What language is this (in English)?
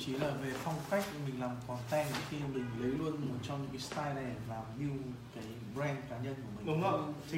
Vietnamese